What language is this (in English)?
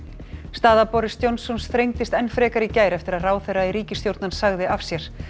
Icelandic